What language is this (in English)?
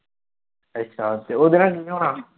Punjabi